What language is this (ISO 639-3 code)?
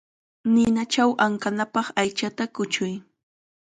qxa